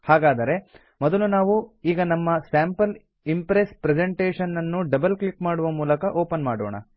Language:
Kannada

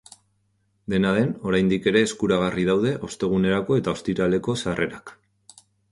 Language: Basque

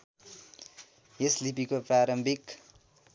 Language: Nepali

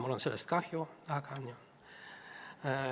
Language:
Estonian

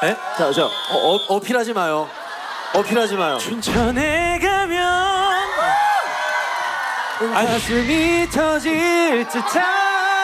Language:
Korean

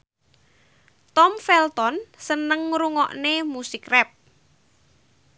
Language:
Javanese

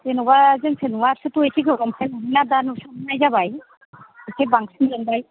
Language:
Bodo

